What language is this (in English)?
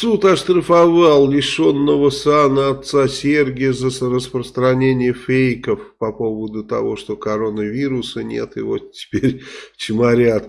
Russian